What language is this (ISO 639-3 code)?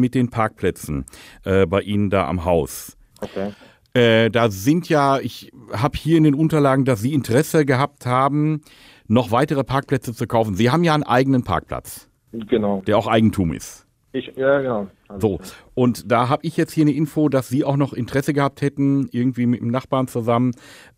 deu